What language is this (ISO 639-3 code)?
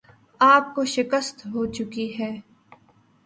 urd